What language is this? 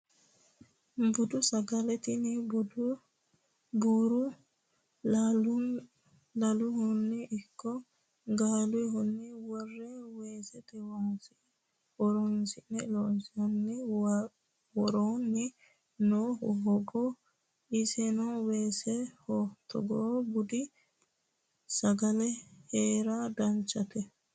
Sidamo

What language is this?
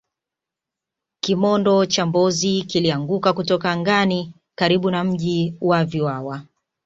Swahili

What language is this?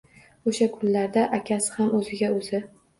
Uzbek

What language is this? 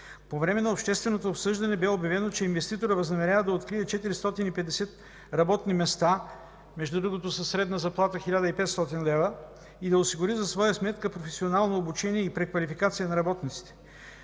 Bulgarian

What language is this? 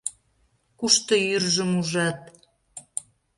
Mari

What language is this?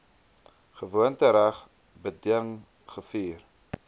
Afrikaans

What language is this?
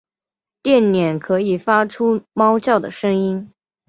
Chinese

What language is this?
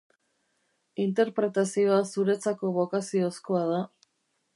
Basque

